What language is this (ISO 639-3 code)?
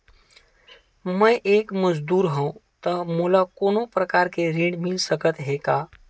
hne